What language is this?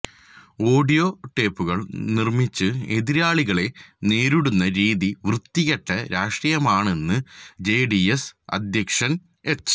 Malayalam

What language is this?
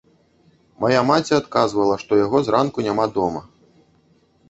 Belarusian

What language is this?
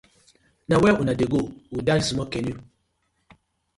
Nigerian Pidgin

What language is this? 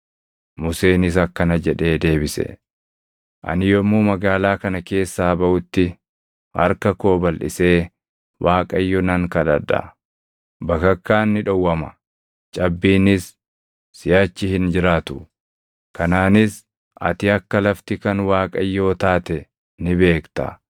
Oromo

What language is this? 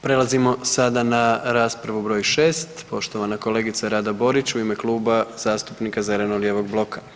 Croatian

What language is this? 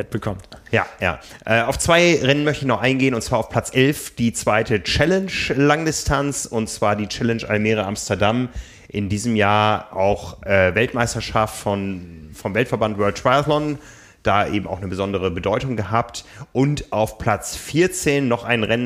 German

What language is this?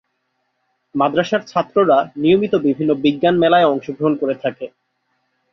Bangla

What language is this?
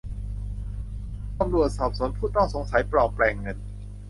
Thai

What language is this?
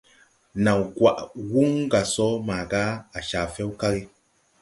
Tupuri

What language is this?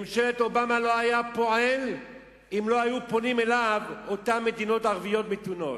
Hebrew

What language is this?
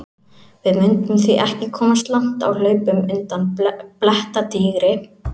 Icelandic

